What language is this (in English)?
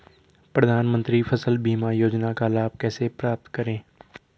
Hindi